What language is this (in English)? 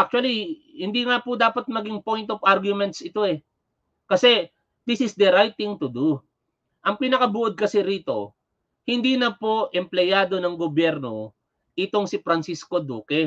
Filipino